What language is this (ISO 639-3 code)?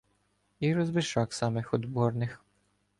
ukr